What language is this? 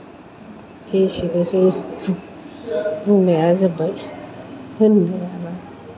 Bodo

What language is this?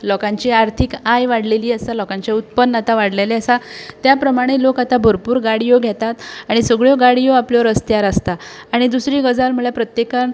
Konkani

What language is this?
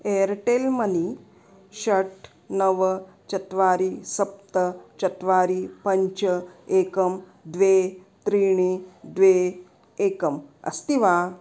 Sanskrit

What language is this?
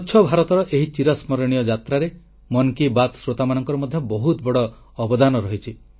Odia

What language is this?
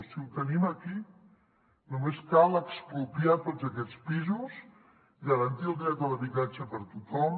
Catalan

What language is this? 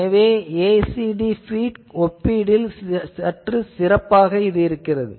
Tamil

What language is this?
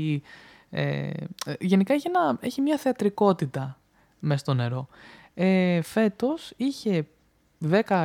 Greek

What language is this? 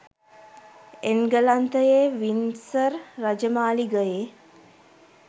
Sinhala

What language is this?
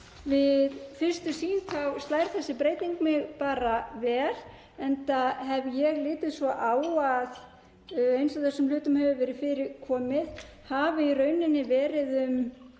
Icelandic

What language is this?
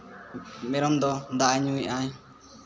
Santali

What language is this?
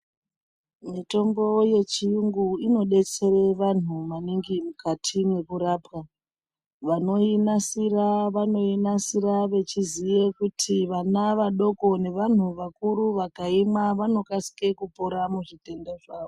Ndau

